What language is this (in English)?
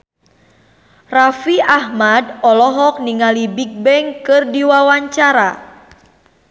Sundanese